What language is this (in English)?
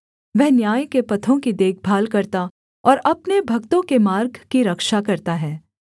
Hindi